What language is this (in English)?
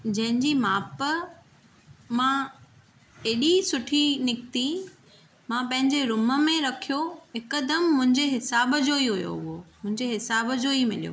Sindhi